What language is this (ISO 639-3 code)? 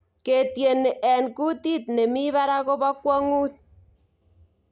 kln